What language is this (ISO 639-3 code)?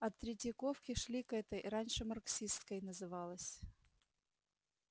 rus